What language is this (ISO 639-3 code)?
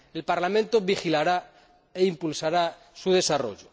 spa